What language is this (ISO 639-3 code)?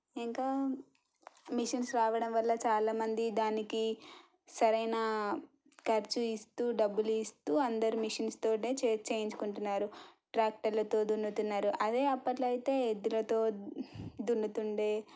tel